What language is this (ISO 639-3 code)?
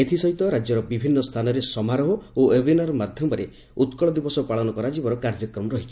ori